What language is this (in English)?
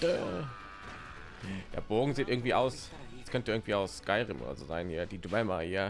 German